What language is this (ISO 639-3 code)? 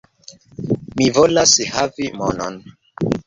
epo